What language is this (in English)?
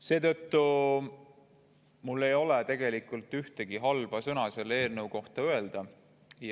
Estonian